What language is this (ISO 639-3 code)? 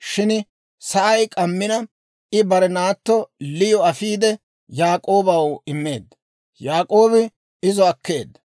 dwr